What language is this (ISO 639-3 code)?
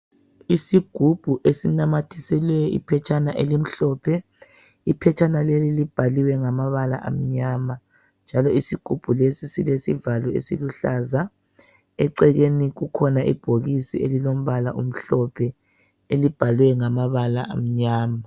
nde